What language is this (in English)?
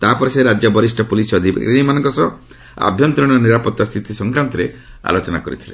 Odia